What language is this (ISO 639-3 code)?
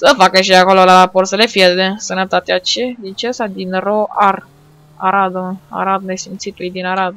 ron